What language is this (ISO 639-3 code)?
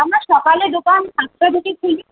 ben